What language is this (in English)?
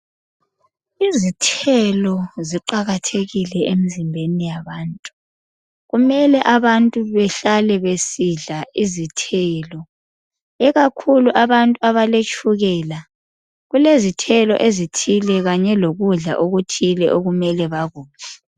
North Ndebele